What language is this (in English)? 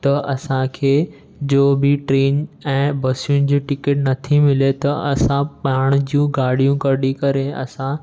Sindhi